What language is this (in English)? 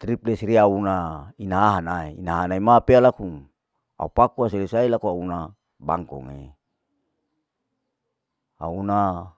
Larike-Wakasihu